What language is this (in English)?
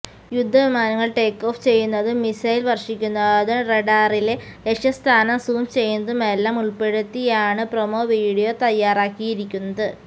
Malayalam